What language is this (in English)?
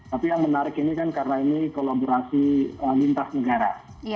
Indonesian